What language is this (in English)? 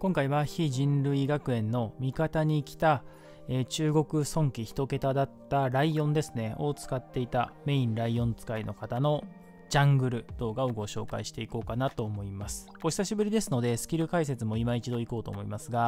Japanese